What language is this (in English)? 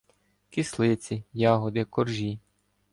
Ukrainian